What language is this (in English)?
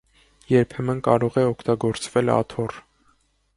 Armenian